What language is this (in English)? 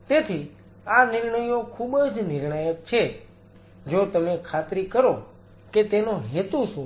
Gujarati